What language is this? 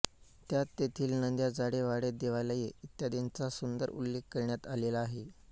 Marathi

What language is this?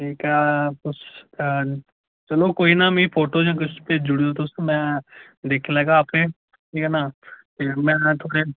Dogri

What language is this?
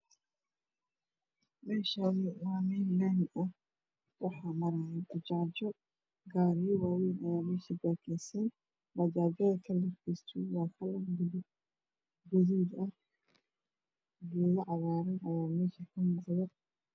Somali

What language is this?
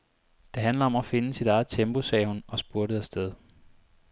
Danish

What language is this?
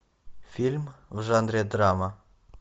Russian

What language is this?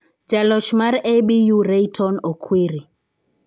Luo (Kenya and Tanzania)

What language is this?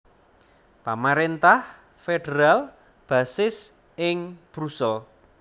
Javanese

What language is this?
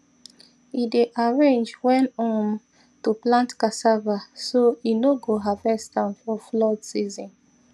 Nigerian Pidgin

